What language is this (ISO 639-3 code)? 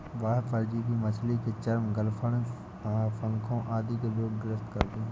hin